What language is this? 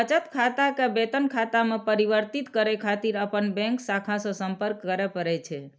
Maithili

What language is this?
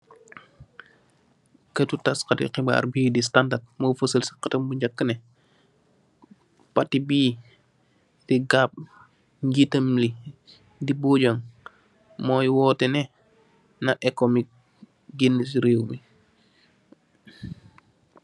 Wolof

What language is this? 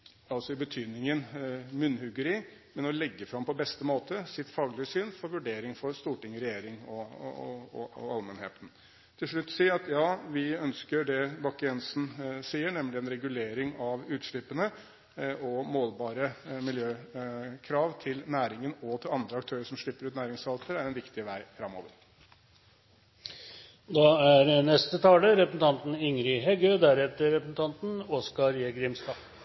Norwegian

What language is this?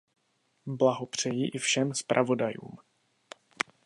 Czech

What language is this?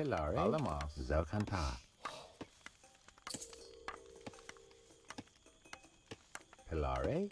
German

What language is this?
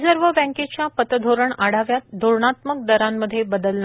Marathi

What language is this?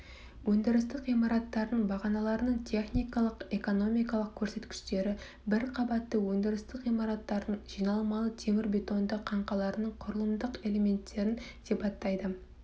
Kazakh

